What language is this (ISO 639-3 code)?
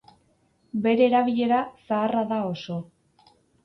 eus